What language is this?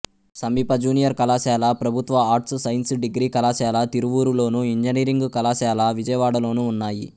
Telugu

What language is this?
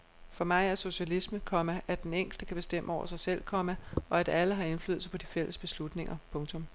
Danish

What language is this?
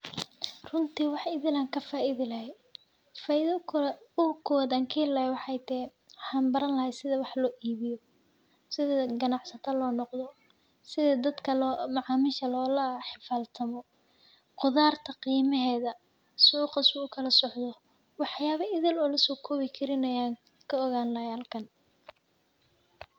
Somali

